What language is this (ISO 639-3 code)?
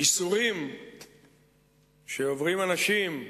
heb